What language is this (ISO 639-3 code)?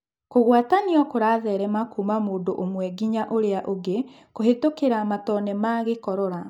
kik